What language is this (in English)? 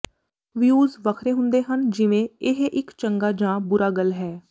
Punjabi